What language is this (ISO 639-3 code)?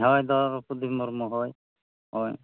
sat